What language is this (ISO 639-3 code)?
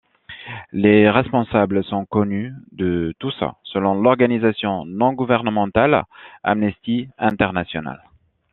fra